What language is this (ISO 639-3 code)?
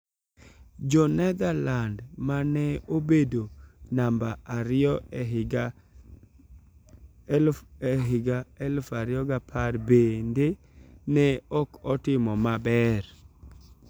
luo